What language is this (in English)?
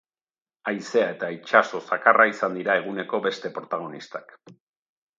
Basque